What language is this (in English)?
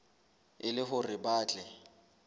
Southern Sotho